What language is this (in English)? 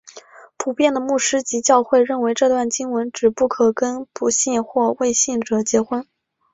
Chinese